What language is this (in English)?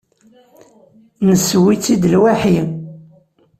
Kabyle